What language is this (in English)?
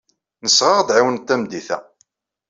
Kabyle